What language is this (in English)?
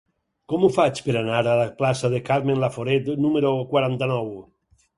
Catalan